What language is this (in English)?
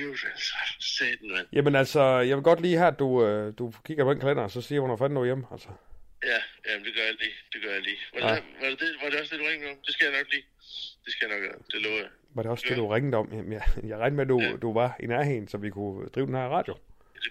Danish